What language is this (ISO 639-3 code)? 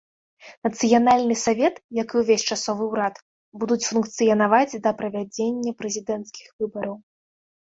bel